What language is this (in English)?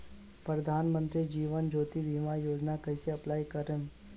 Bhojpuri